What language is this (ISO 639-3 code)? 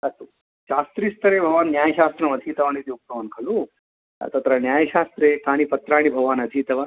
san